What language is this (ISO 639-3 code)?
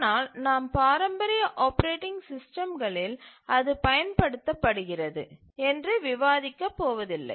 tam